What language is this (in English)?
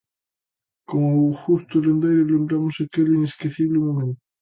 Galician